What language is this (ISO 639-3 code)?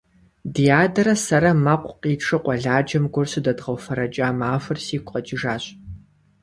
kbd